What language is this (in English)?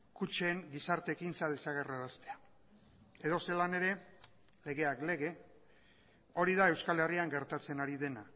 Basque